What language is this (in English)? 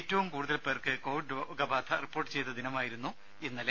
Malayalam